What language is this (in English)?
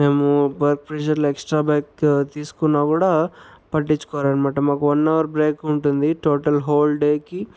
Telugu